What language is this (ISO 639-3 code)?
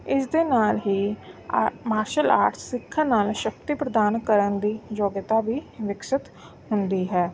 pan